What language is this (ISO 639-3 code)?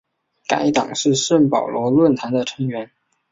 zho